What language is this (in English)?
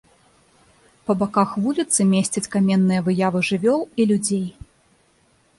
Belarusian